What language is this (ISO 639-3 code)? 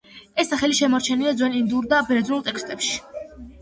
kat